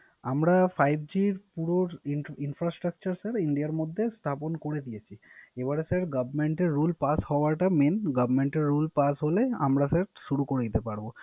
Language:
Bangla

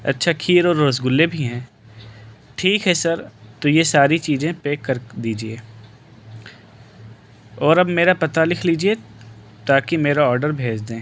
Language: Urdu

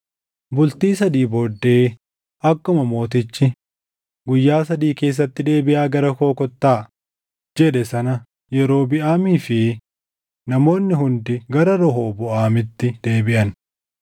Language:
Oromo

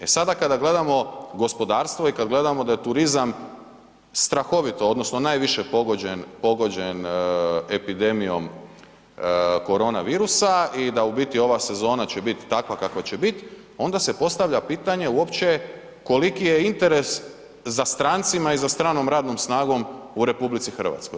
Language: Croatian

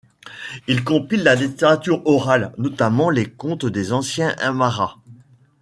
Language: French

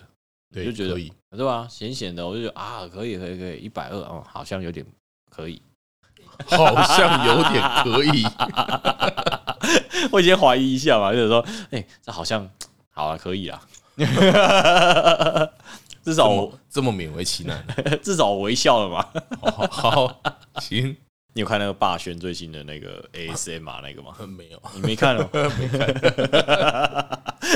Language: Chinese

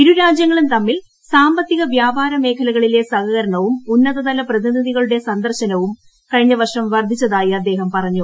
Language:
Malayalam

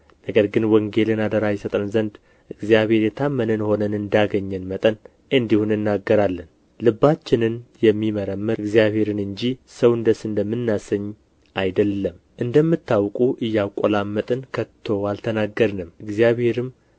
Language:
Amharic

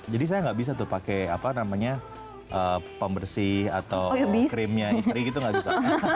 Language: Indonesian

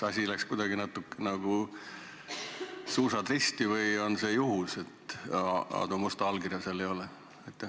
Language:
Estonian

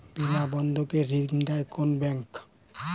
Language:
Bangla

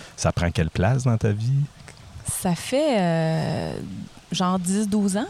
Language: French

